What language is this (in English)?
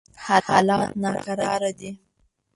Pashto